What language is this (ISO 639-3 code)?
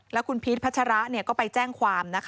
tha